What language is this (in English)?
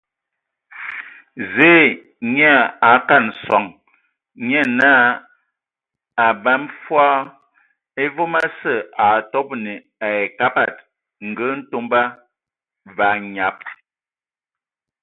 Ewondo